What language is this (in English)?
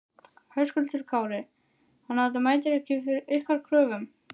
Icelandic